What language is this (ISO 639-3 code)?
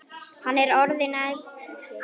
isl